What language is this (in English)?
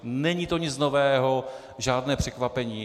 Czech